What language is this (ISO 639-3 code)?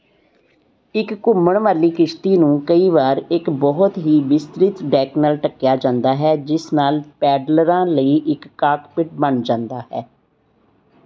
pan